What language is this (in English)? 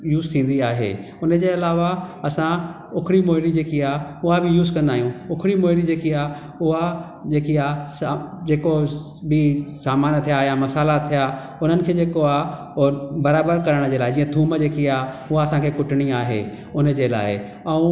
Sindhi